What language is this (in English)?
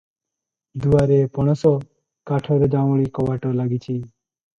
Odia